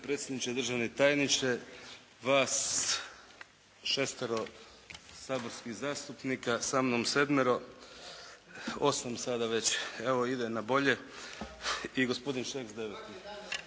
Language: Croatian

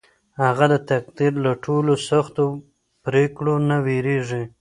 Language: Pashto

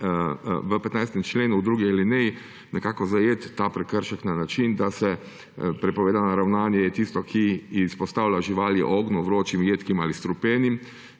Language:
Slovenian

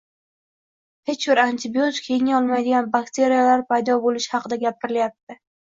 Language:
Uzbek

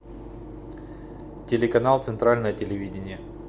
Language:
Russian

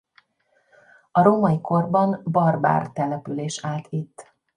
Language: Hungarian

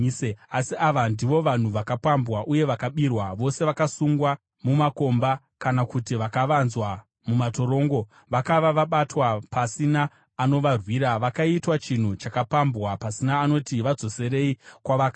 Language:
Shona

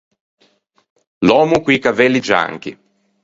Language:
Ligurian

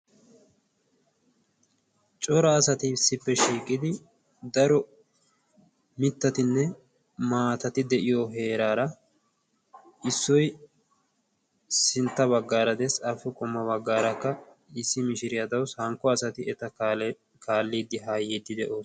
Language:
Wolaytta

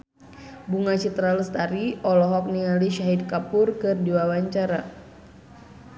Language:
Sundanese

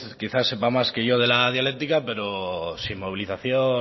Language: Spanish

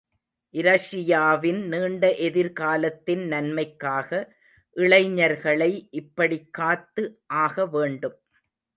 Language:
Tamil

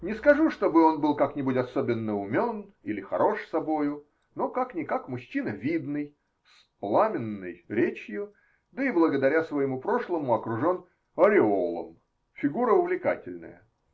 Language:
Russian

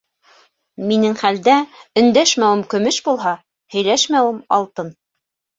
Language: Bashkir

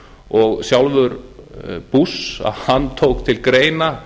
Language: Icelandic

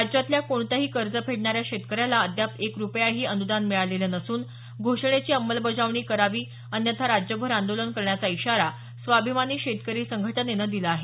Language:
Marathi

